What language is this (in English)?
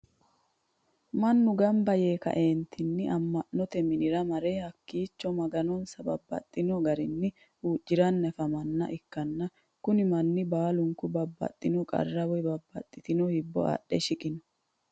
Sidamo